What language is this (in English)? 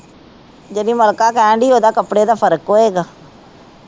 Punjabi